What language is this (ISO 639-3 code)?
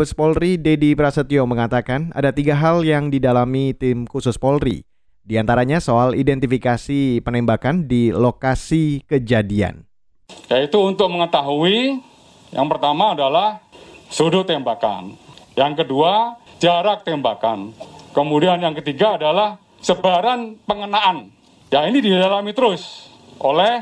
ind